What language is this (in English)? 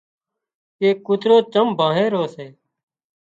Wadiyara Koli